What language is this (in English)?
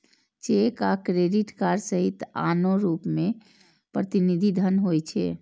Maithili